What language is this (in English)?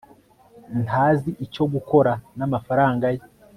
Kinyarwanda